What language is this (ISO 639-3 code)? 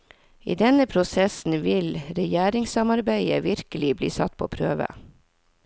nor